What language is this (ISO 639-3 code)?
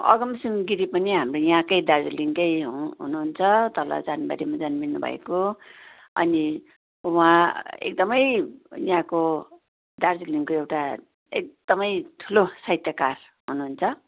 nep